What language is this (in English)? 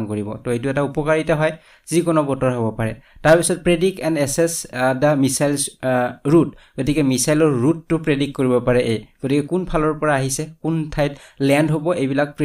Bangla